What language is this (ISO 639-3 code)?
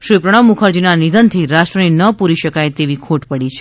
guj